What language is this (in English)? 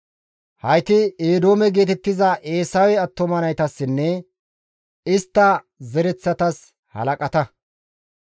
Gamo